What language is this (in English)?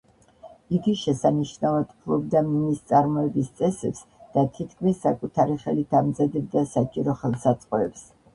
Georgian